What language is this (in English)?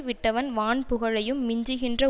Tamil